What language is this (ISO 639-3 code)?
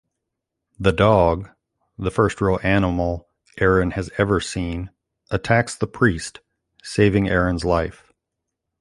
eng